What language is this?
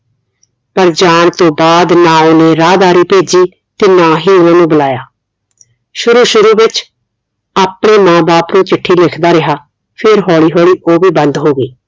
Punjabi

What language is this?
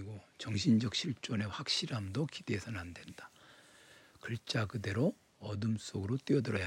Korean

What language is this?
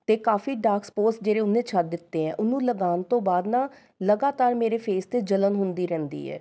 Punjabi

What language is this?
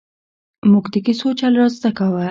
Pashto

